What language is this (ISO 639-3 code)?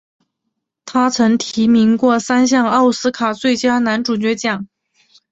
zho